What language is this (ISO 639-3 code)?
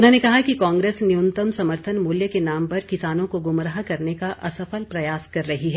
hin